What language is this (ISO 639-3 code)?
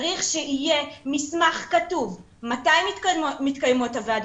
heb